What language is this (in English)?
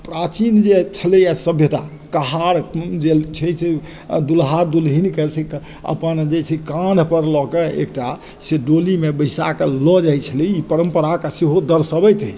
Maithili